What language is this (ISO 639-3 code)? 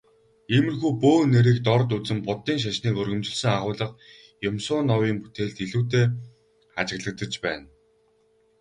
mon